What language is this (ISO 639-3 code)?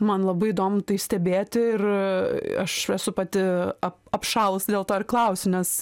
lit